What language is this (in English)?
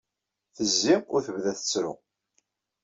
Kabyle